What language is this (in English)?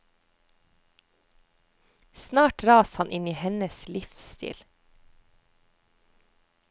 Norwegian